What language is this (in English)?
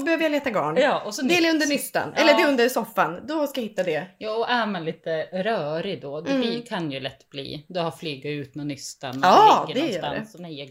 Swedish